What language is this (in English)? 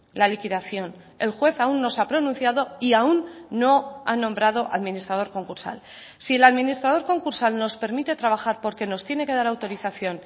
Spanish